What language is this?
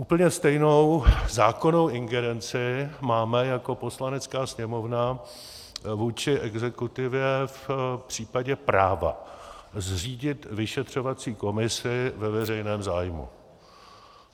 Czech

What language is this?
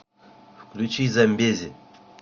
Russian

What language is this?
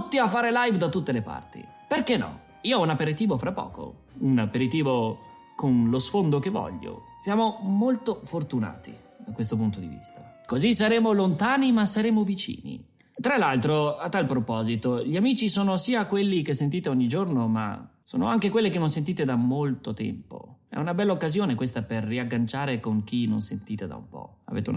Italian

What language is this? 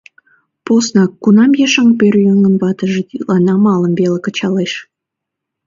Mari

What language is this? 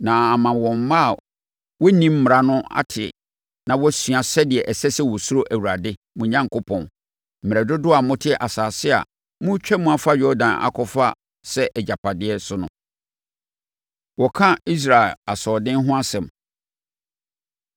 Akan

